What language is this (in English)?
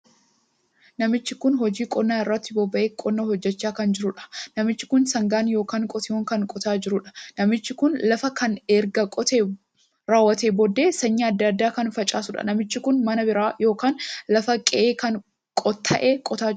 Oromo